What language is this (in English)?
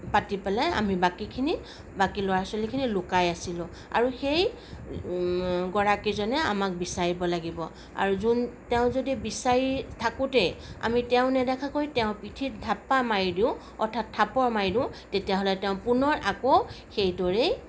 Assamese